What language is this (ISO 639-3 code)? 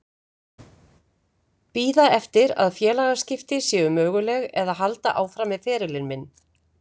isl